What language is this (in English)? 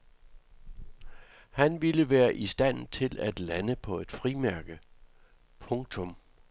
Danish